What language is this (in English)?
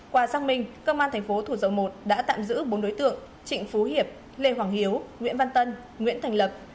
Vietnamese